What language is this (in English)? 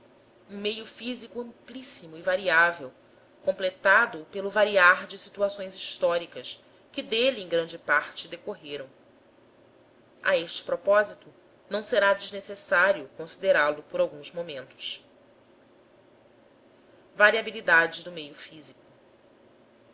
Portuguese